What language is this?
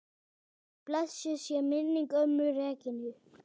Icelandic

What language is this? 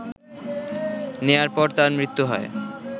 Bangla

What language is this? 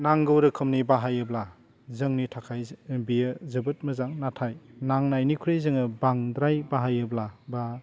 Bodo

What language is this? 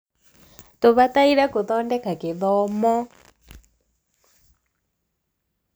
Kikuyu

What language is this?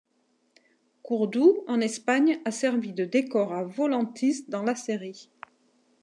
French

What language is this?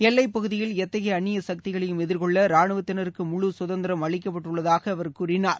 Tamil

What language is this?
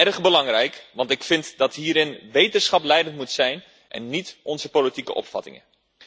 Dutch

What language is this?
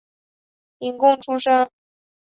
Chinese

